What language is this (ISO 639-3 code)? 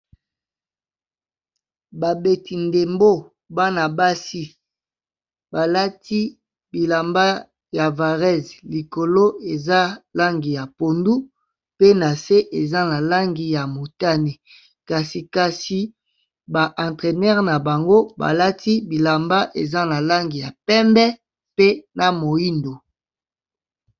lin